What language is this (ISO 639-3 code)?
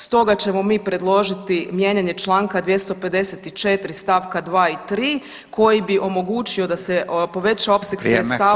hrv